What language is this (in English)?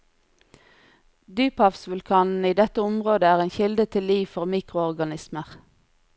Norwegian